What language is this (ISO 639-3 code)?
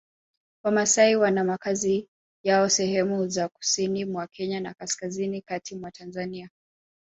swa